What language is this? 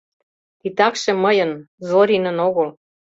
Mari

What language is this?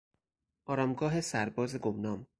Persian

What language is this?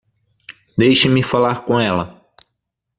Portuguese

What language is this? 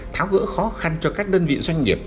Vietnamese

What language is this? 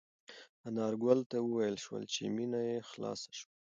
Pashto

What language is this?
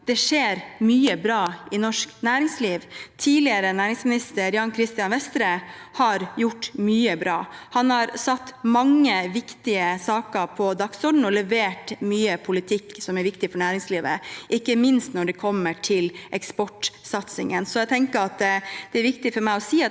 Norwegian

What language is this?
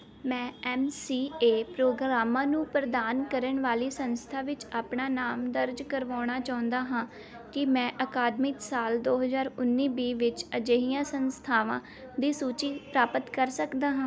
Punjabi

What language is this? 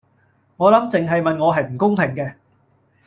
Cantonese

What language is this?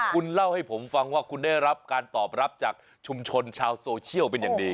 Thai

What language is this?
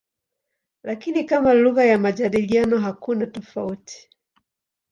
Swahili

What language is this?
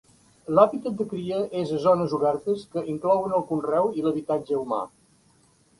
Catalan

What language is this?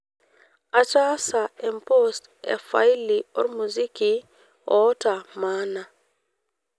Masai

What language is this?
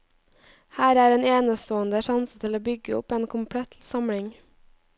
Norwegian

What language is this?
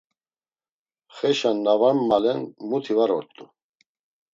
Laz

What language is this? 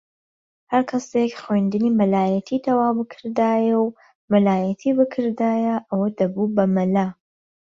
Central Kurdish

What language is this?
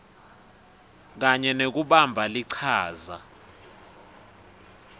Swati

